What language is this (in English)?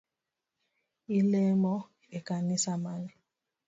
Luo (Kenya and Tanzania)